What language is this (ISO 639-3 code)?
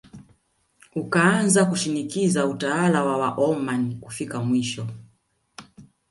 swa